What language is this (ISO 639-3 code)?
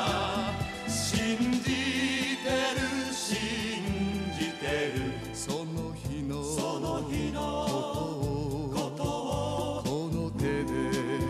jpn